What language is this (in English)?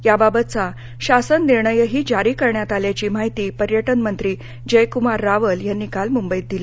Marathi